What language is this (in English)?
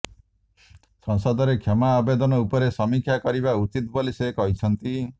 Odia